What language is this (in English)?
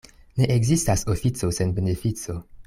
Esperanto